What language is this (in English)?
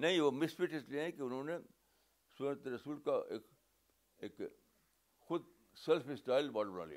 Urdu